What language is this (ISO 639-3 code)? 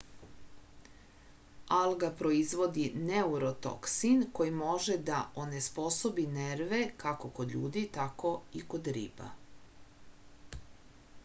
srp